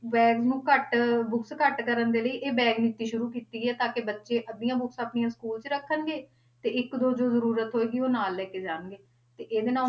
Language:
Punjabi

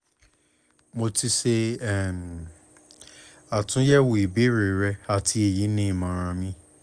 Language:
Yoruba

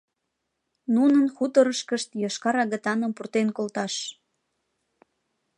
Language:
Mari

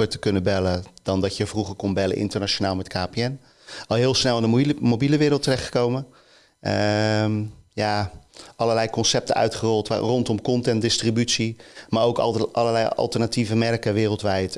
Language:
Dutch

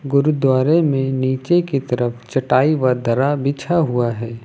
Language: Hindi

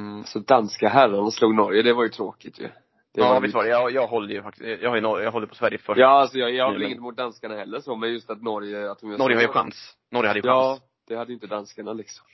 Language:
Swedish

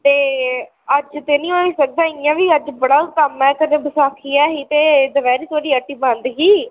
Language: Dogri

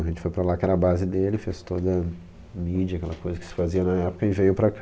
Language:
Portuguese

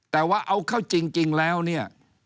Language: Thai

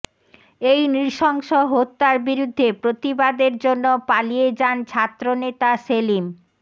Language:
Bangla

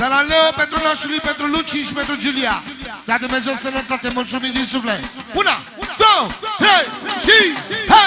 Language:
Romanian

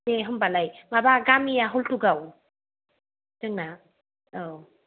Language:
Bodo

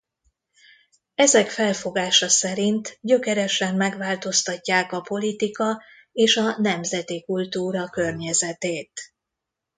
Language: Hungarian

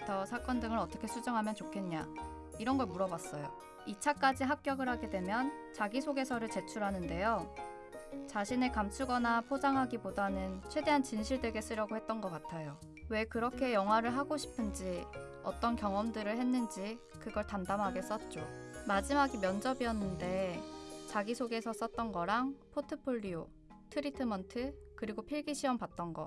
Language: Korean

